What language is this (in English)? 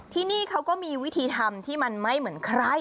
Thai